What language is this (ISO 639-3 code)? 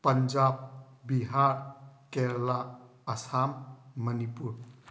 mni